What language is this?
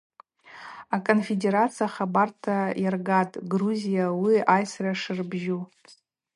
Abaza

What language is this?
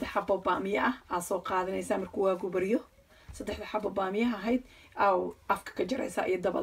Arabic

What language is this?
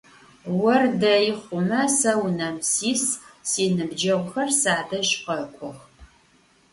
Adyghe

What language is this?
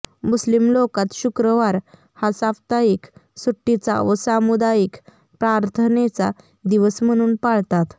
Marathi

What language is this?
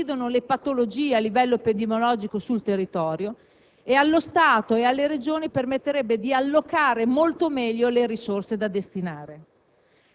Italian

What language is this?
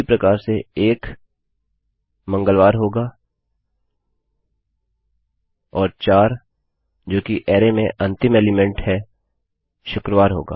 Hindi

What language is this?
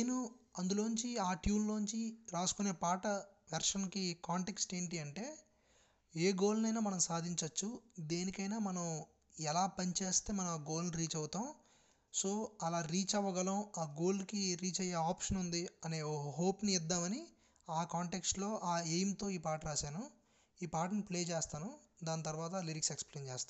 Telugu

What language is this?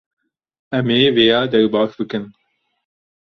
Kurdish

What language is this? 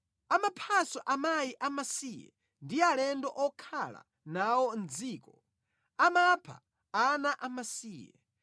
Nyanja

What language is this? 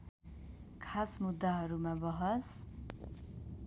Nepali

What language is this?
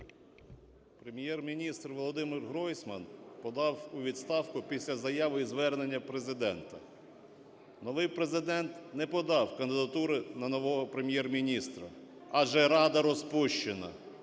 Ukrainian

